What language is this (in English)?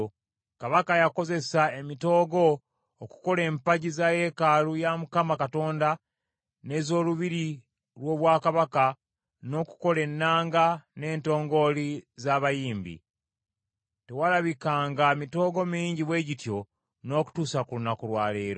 Ganda